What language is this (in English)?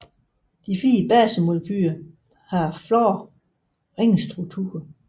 Danish